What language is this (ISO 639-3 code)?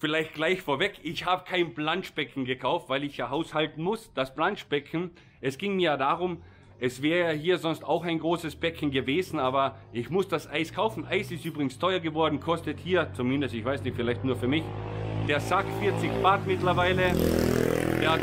deu